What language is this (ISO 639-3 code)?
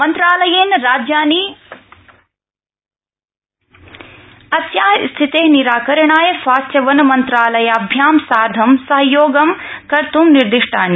san